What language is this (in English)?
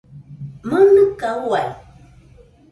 Nüpode Huitoto